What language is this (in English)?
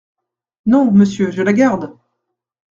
French